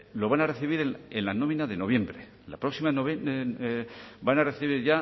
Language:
Spanish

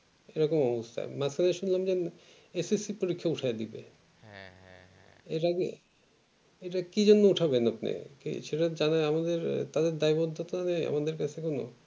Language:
Bangla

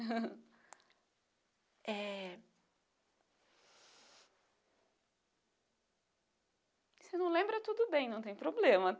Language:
Portuguese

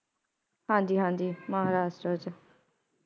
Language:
Punjabi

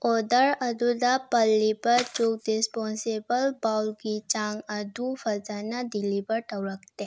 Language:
Manipuri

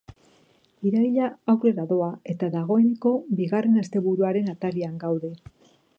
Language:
Basque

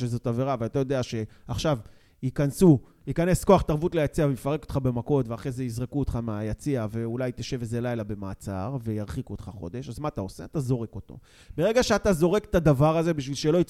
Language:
Hebrew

